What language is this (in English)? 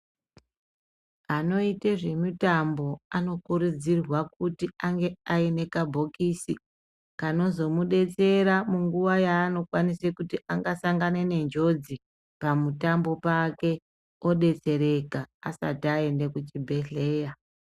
Ndau